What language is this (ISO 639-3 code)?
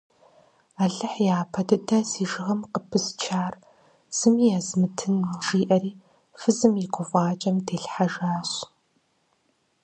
kbd